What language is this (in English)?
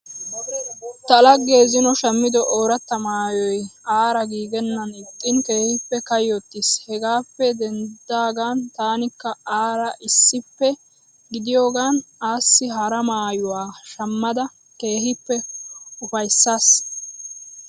Wolaytta